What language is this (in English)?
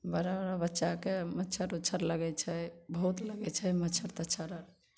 Maithili